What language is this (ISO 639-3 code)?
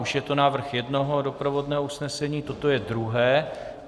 ces